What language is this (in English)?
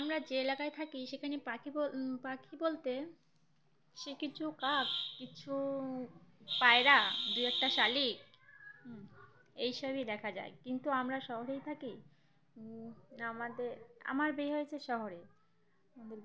Bangla